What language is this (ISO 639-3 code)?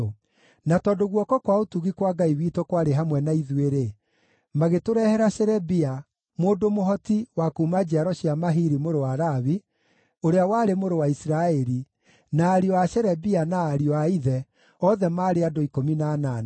kik